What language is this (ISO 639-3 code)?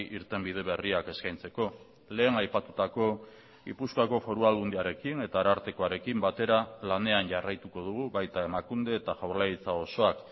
eus